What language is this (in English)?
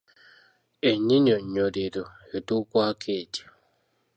Ganda